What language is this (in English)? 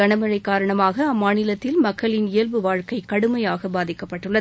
Tamil